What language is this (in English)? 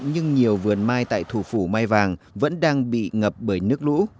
Vietnamese